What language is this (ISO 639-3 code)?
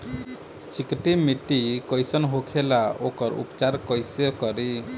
bho